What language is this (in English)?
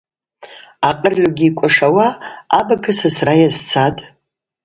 Abaza